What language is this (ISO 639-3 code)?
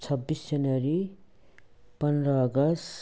nep